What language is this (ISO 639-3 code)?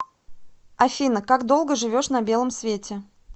rus